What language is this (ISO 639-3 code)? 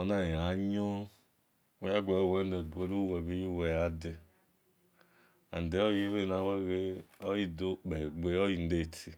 ish